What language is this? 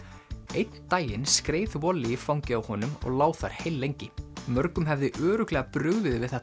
Icelandic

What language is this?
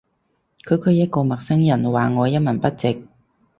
Cantonese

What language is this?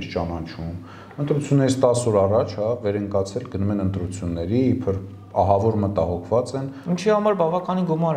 Turkish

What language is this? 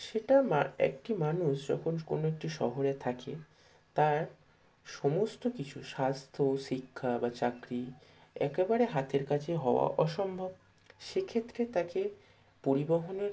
Bangla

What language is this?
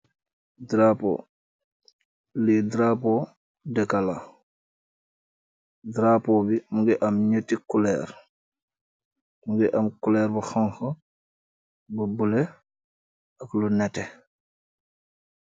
Wolof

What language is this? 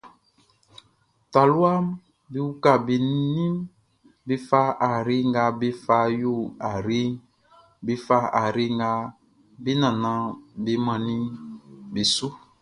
Baoulé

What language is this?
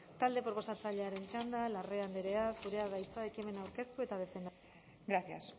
Basque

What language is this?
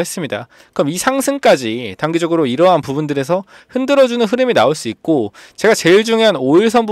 Korean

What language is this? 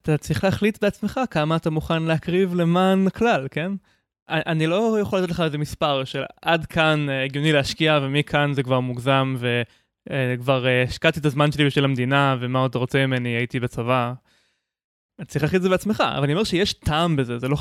Hebrew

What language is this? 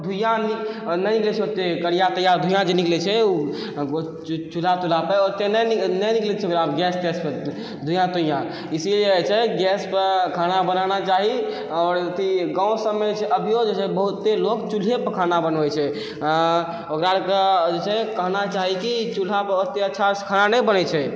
Maithili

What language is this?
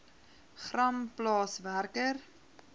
Afrikaans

